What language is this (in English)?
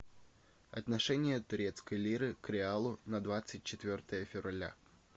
Russian